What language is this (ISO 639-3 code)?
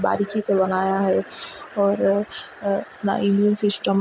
urd